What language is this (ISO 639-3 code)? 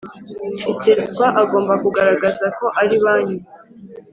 kin